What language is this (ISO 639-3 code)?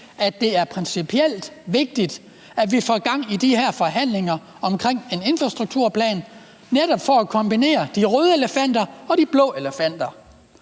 dan